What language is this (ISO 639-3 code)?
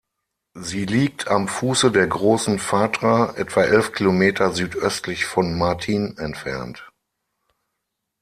deu